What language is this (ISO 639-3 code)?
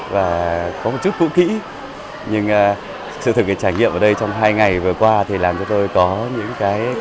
vie